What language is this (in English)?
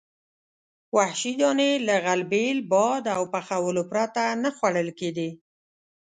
Pashto